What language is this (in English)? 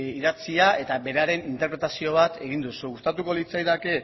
Basque